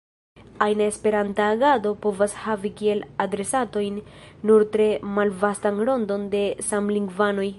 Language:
Esperanto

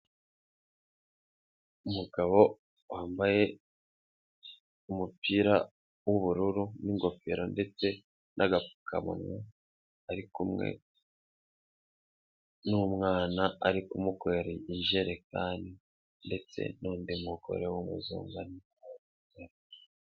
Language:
Kinyarwanda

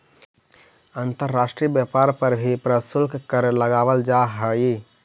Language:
Magahi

